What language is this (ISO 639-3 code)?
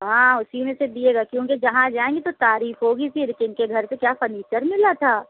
urd